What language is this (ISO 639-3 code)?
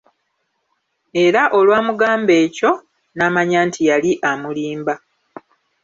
lug